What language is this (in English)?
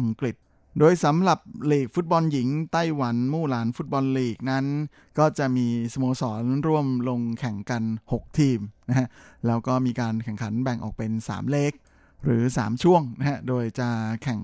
Thai